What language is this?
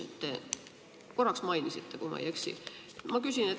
Estonian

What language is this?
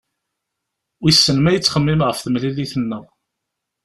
Kabyle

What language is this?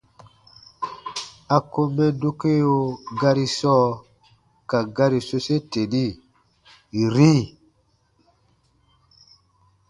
Baatonum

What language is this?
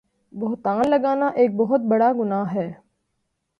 Urdu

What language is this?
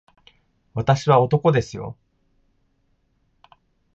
Japanese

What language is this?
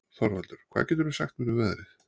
Icelandic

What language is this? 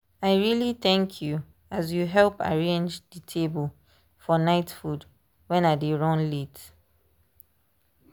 Nigerian Pidgin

